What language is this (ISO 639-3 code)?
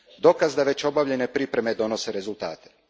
hrv